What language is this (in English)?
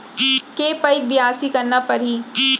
Chhattisgarhi